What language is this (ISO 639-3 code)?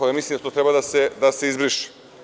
srp